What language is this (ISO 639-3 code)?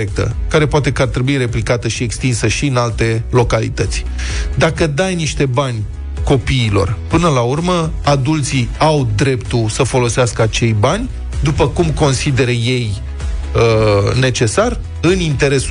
ron